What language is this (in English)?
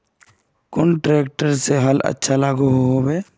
Magahi